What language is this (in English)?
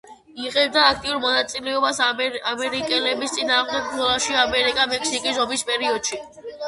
Georgian